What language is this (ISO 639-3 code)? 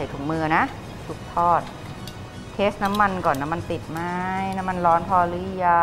tha